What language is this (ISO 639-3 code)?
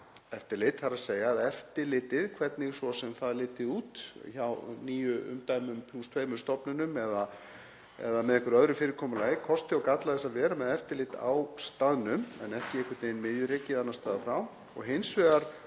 isl